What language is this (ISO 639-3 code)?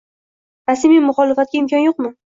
uzb